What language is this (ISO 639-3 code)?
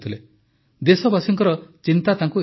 ori